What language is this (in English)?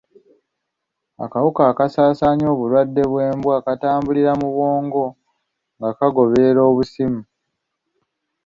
Ganda